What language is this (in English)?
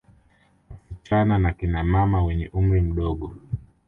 Swahili